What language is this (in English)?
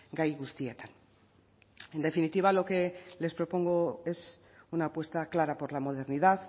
Spanish